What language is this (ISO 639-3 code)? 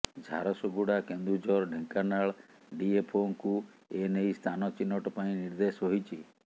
ori